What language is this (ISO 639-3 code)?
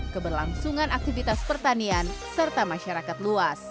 ind